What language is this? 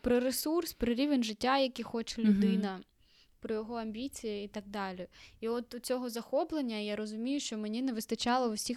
Ukrainian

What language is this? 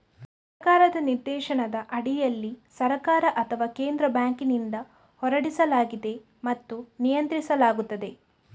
Kannada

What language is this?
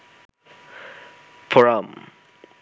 Bangla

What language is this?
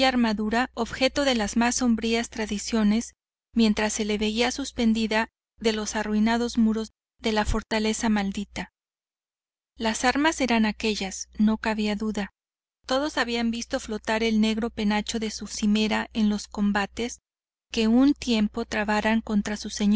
Spanish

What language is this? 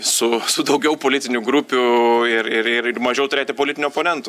Lithuanian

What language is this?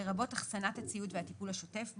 Hebrew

